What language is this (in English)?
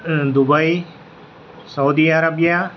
Urdu